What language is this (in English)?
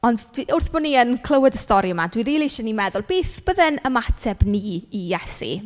Welsh